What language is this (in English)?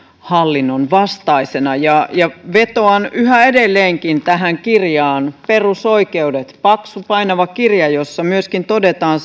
Finnish